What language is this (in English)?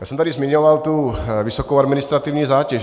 Czech